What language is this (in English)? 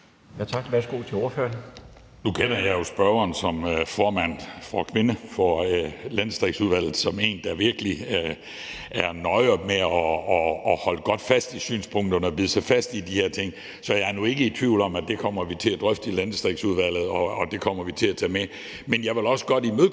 Danish